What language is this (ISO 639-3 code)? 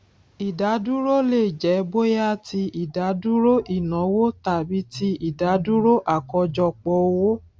yor